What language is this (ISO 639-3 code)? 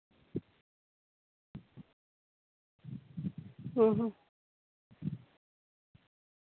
sat